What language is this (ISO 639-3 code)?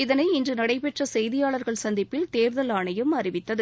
tam